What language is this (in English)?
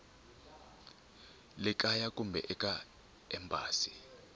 Tsonga